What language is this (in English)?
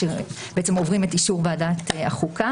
Hebrew